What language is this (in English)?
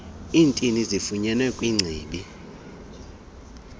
Xhosa